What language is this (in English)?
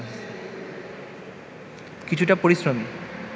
Bangla